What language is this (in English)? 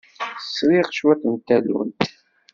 Kabyle